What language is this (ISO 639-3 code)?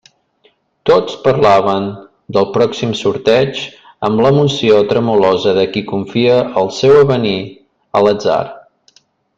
cat